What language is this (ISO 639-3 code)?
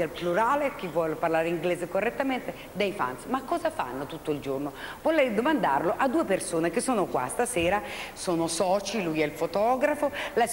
ita